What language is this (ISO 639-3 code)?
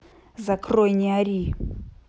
rus